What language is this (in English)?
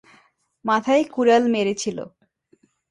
Bangla